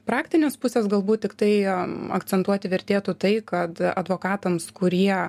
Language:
Lithuanian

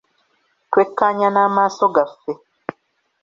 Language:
Ganda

